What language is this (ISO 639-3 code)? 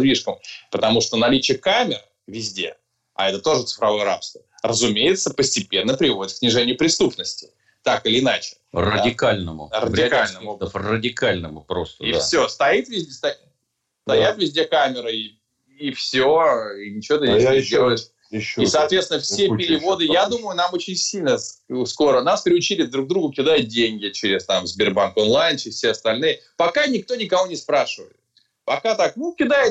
rus